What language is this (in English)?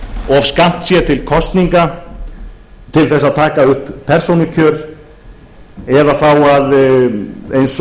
Icelandic